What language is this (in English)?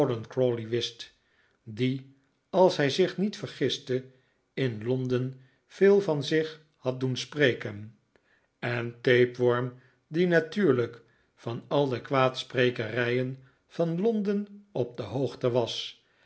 Dutch